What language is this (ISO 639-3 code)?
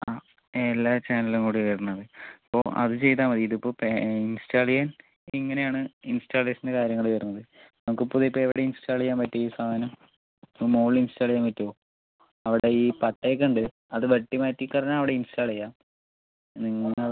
mal